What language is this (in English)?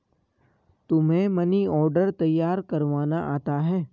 Hindi